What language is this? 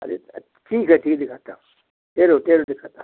Hindi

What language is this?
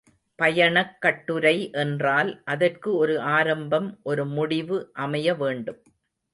Tamil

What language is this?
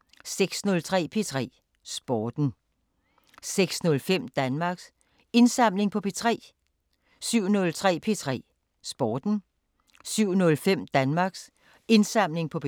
Danish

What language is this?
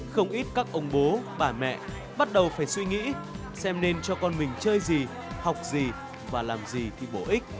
Vietnamese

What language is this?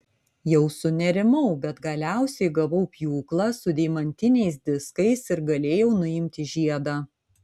Lithuanian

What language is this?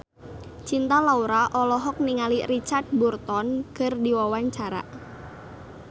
Sundanese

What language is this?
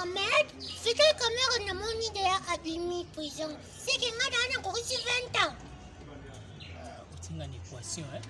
French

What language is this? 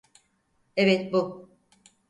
Turkish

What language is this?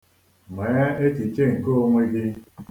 Igbo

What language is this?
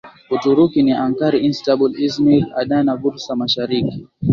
Swahili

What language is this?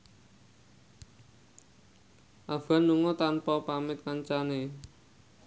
Javanese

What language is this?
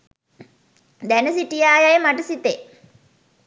Sinhala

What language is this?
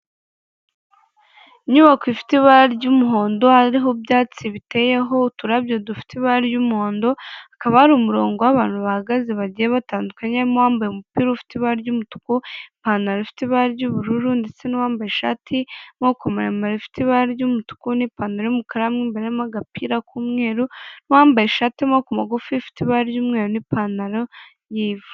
Kinyarwanda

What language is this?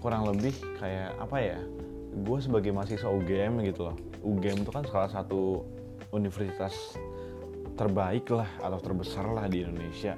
Indonesian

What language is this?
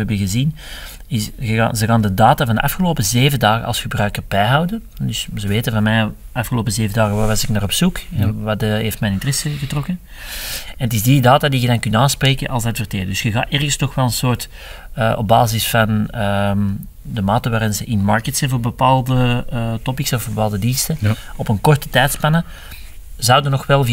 Dutch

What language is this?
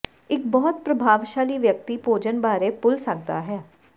Punjabi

